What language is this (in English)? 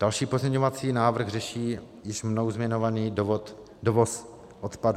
Czech